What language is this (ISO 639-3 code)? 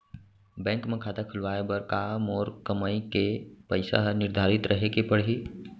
hne